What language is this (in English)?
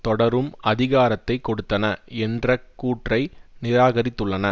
Tamil